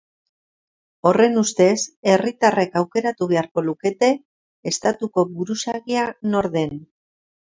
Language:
Basque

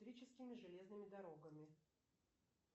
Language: Russian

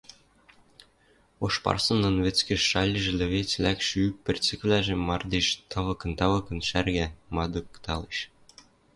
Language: Western Mari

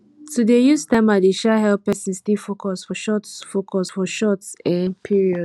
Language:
Nigerian Pidgin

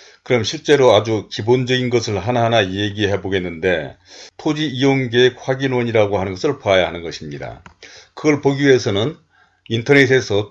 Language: Korean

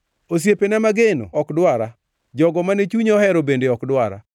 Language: Luo (Kenya and Tanzania)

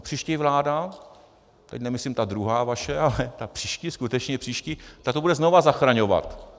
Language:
Czech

